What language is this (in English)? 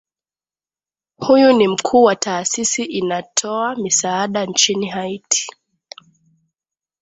Swahili